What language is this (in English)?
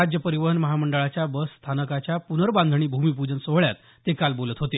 Marathi